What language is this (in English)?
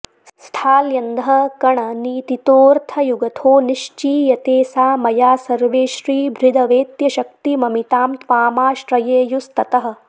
Sanskrit